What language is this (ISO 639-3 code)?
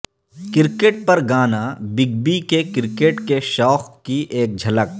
urd